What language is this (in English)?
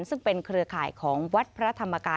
Thai